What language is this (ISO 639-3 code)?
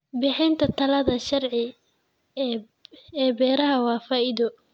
som